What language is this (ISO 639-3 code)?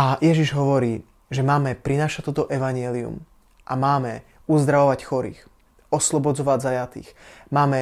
slk